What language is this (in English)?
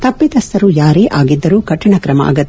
Kannada